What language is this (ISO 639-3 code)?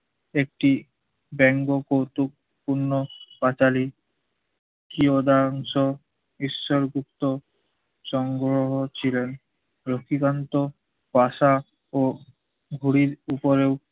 ben